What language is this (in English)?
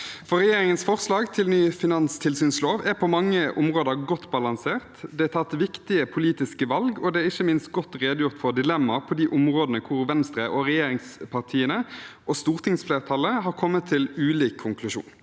Norwegian